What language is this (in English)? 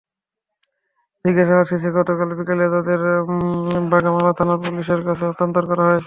Bangla